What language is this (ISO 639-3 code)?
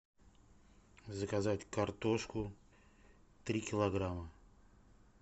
rus